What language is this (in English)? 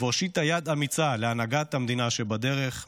Hebrew